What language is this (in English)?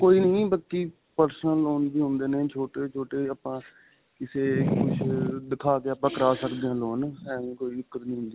Punjabi